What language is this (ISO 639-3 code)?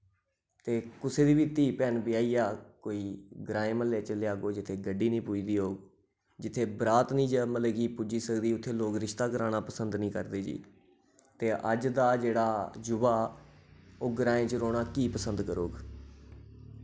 doi